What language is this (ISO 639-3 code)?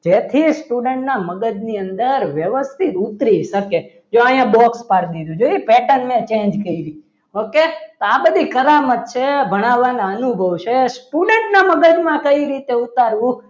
guj